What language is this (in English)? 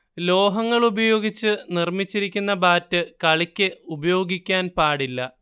Malayalam